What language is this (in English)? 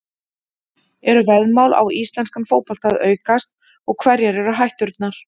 Icelandic